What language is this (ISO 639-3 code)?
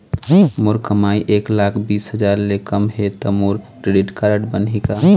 hne